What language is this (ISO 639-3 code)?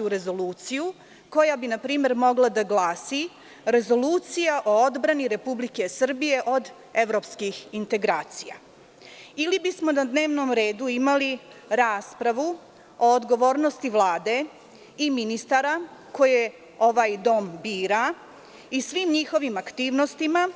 srp